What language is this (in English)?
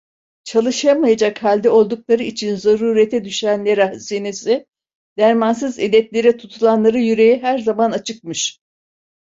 Turkish